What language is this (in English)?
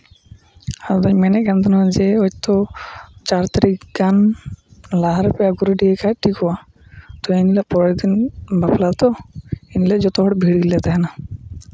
Santali